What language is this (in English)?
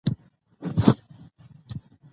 Pashto